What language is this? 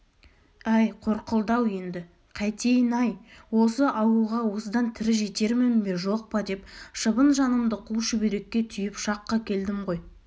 Kazakh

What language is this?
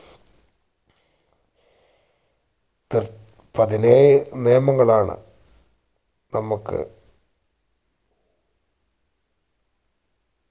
Malayalam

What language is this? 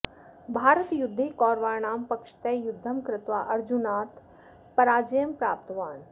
Sanskrit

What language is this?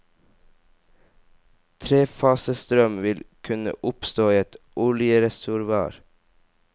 Norwegian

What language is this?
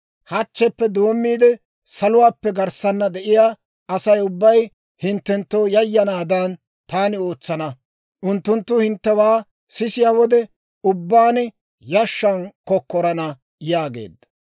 Dawro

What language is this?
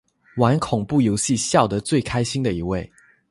Chinese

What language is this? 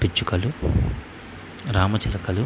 Telugu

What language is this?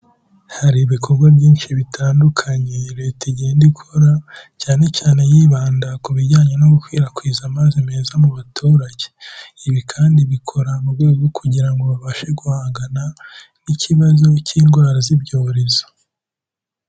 Kinyarwanda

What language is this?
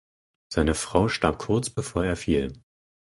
German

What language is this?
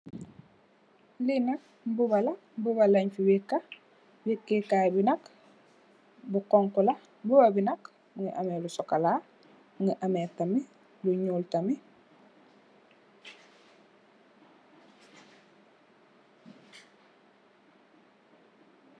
Wolof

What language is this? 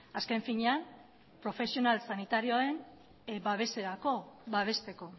Basque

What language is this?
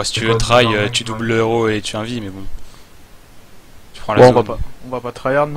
French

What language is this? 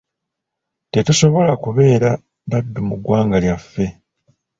Ganda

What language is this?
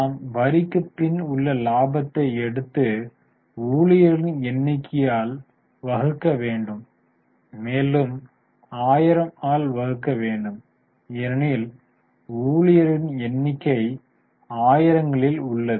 Tamil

